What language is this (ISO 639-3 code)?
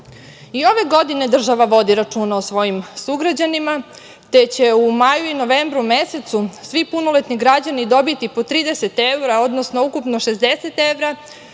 srp